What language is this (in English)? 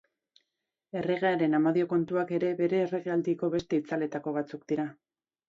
Basque